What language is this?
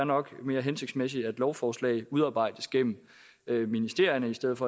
Danish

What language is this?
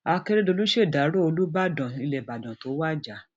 Yoruba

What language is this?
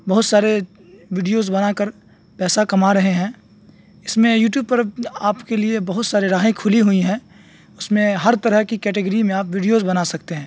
Urdu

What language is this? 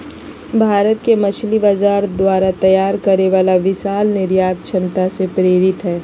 Magahi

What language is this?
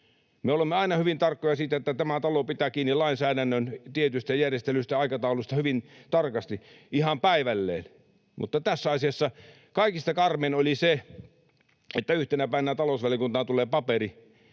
Finnish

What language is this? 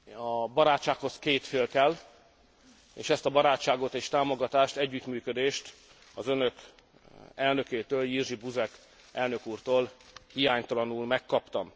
Hungarian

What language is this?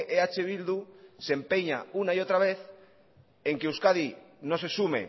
Spanish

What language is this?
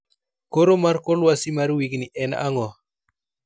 Luo (Kenya and Tanzania)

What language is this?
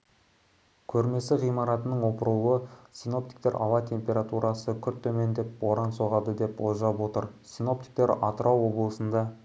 Kazakh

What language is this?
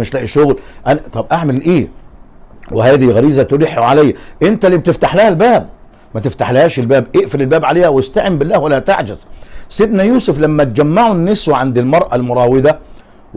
Arabic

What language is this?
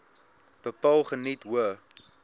Afrikaans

